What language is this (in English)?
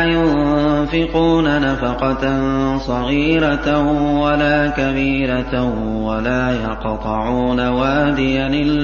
Arabic